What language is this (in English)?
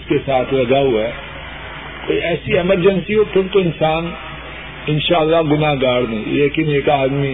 Urdu